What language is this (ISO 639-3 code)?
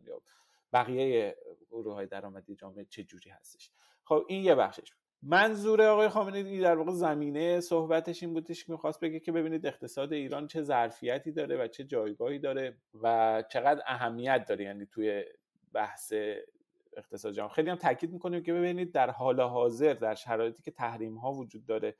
fas